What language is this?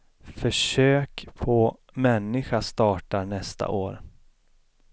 Swedish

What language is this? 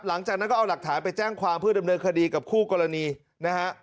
Thai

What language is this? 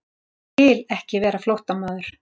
Icelandic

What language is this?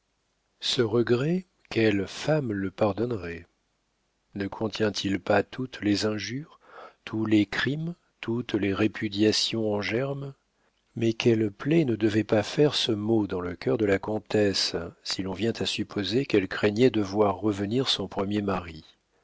French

